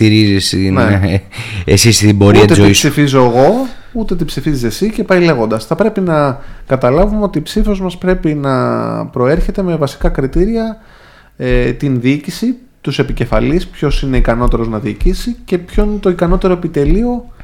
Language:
Greek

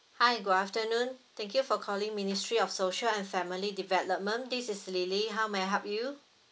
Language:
English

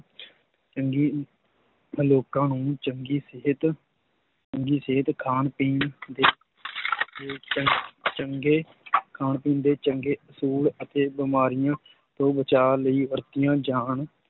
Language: Punjabi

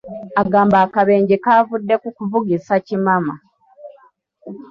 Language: Ganda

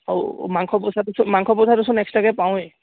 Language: Assamese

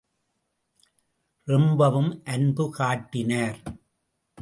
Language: Tamil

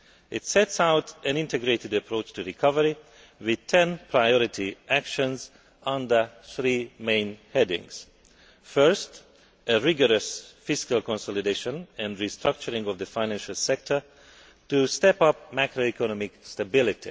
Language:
English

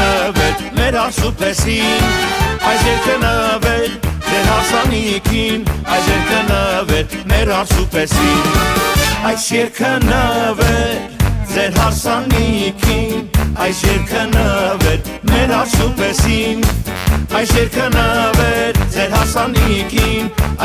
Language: Romanian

